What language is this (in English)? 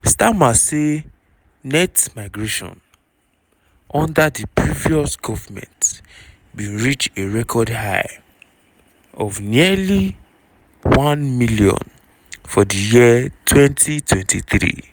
Nigerian Pidgin